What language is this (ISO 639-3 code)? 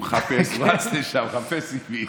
heb